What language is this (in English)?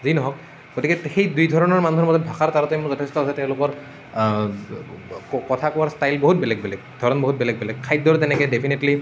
Assamese